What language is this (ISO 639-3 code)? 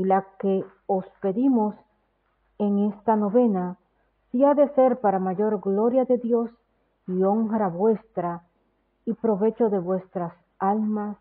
spa